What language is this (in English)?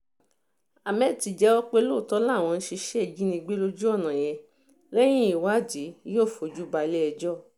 Yoruba